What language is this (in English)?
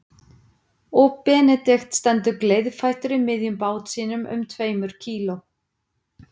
Icelandic